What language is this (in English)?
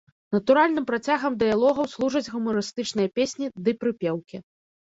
Belarusian